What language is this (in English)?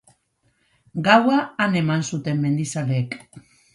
Basque